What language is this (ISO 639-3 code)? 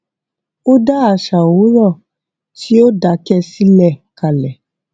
yor